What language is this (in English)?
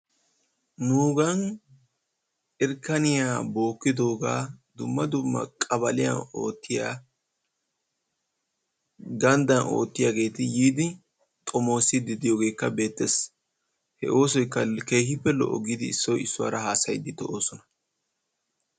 Wolaytta